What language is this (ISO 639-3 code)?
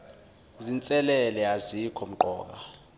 zul